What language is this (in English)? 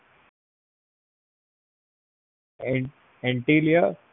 Gujarati